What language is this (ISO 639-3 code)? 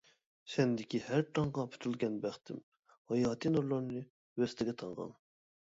uig